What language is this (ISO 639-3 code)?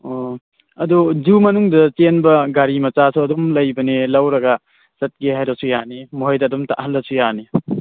mni